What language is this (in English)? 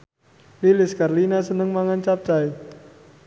Javanese